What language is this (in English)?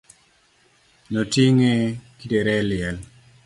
Luo (Kenya and Tanzania)